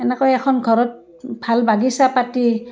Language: Assamese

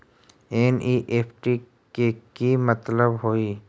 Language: Magahi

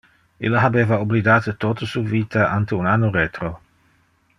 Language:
Interlingua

